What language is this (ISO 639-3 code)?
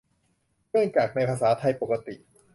tha